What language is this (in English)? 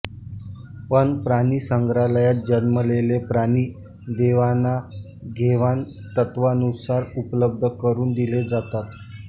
Marathi